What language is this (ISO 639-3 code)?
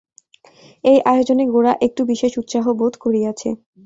ben